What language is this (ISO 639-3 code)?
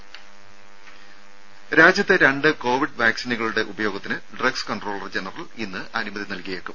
mal